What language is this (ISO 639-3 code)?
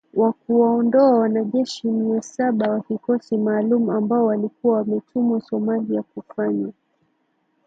swa